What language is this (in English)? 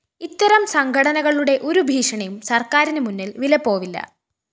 Malayalam